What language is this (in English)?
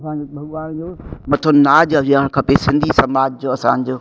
Sindhi